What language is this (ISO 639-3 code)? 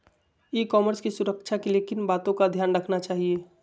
mag